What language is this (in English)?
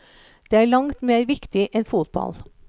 Norwegian